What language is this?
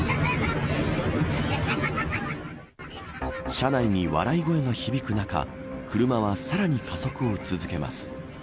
Japanese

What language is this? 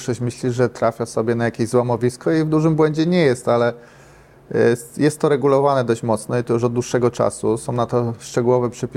Polish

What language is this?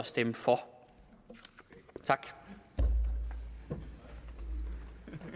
Danish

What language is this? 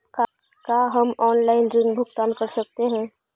Magahi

